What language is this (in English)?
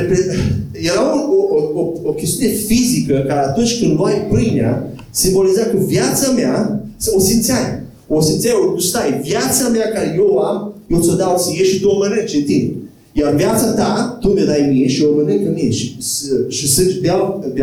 Romanian